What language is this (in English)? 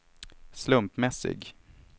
Swedish